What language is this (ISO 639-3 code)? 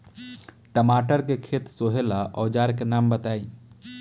bho